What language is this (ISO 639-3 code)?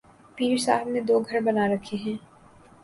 urd